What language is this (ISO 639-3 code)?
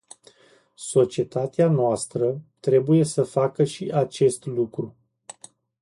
ron